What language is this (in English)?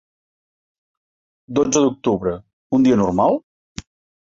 Catalan